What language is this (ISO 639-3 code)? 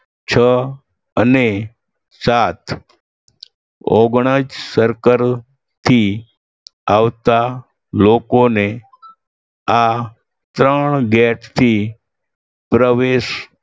guj